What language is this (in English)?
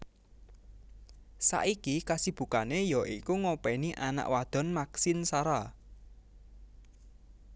Javanese